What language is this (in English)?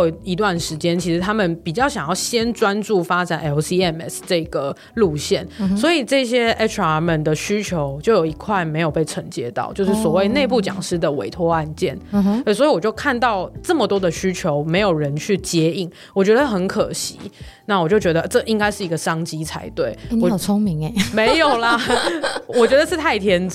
Chinese